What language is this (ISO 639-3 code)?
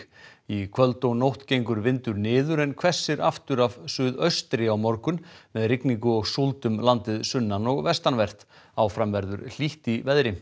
isl